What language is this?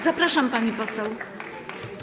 Polish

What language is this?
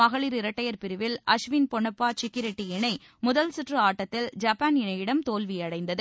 Tamil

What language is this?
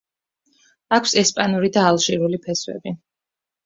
Georgian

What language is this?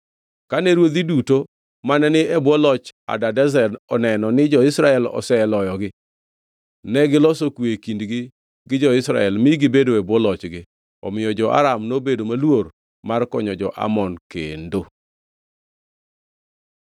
Luo (Kenya and Tanzania)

